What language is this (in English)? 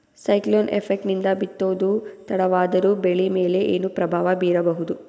Kannada